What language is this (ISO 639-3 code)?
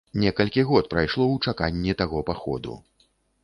bel